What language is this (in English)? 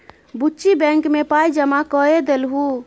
Maithili